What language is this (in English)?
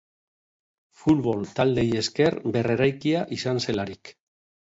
Basque